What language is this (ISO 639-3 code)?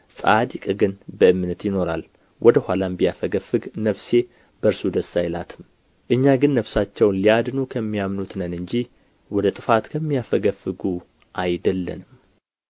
amh